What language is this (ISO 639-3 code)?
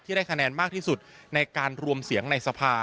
tha